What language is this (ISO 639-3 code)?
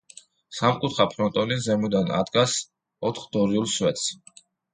kat